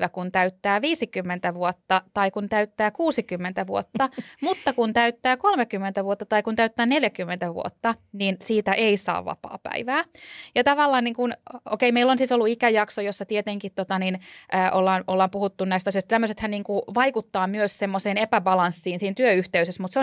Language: Finnish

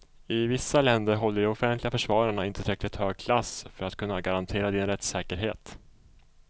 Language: Swedish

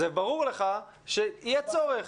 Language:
Hebrew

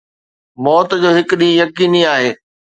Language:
Sindhi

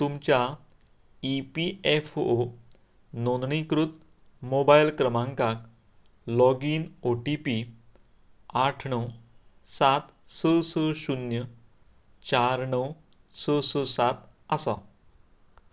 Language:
Konkani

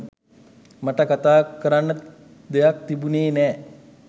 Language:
Sinhala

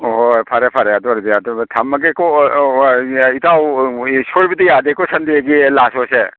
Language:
Manipuri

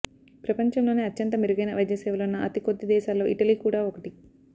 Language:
Telugu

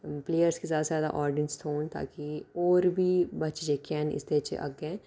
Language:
Dogri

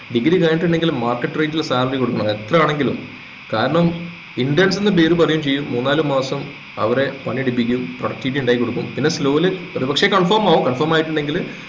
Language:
Malayalam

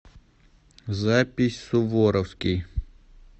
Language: Russian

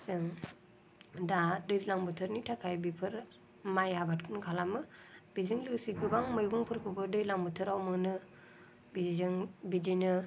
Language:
Bodo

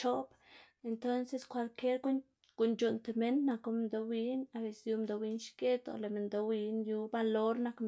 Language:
Xanaguía Zapotec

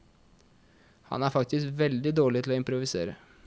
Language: Norwegian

